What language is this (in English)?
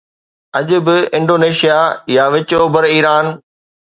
Sindhi